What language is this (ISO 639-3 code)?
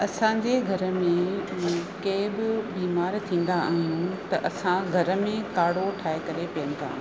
snd